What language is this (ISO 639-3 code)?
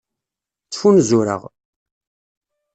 kab